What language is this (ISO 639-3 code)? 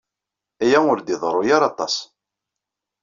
kab